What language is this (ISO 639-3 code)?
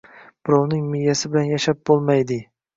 uzb